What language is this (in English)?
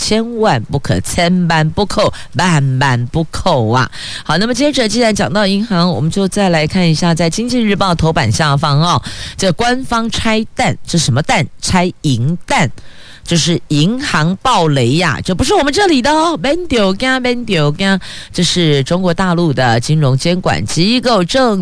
Chinese